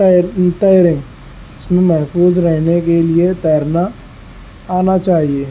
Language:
Urdu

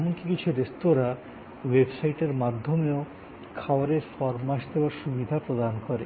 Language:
Bangla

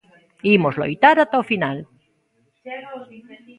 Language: Galician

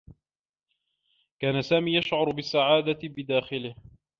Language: Arabic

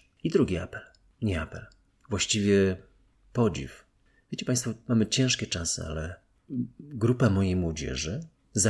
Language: Polish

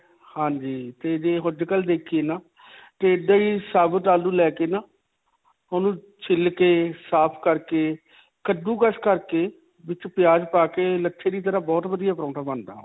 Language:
Punjabi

